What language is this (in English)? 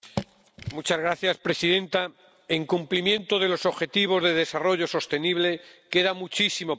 Spanish